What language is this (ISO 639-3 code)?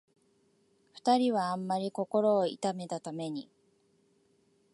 jpn